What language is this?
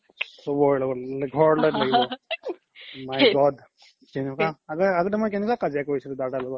Assamese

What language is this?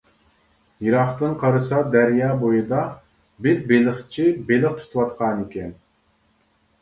Uyghur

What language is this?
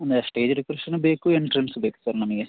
Kannada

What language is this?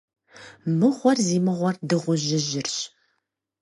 Kabardian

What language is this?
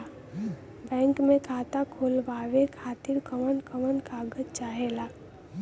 Bhojpuri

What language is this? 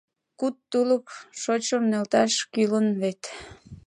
Mari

